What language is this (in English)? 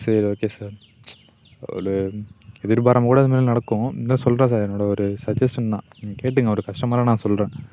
Tamil